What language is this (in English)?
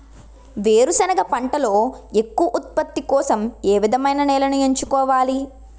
Telugu